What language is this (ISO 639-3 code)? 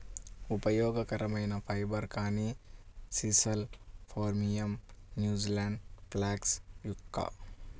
tel